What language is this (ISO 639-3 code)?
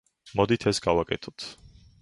kat